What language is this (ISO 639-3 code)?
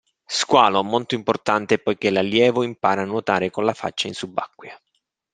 ita